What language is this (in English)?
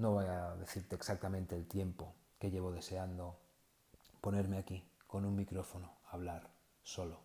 Spanish